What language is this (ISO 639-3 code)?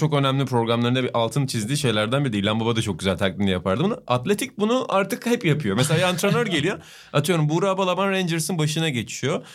tur